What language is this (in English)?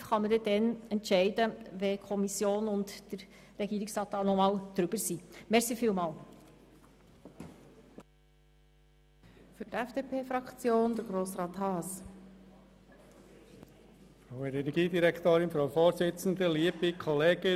Swiss German